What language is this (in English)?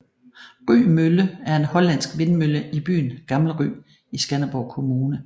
Danish